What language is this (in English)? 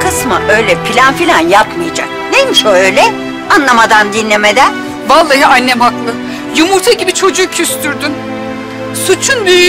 Turkish